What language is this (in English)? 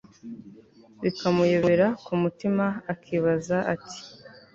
Kinyarwanda